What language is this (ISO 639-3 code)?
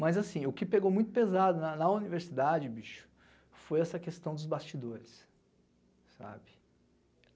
por